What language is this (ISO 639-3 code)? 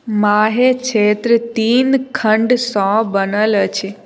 mai